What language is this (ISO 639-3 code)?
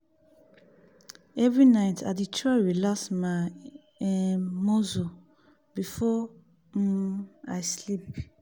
pcm